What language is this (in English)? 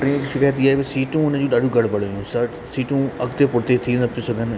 Sindhi